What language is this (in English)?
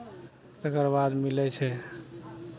Maithili